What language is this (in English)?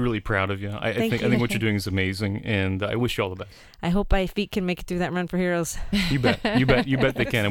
English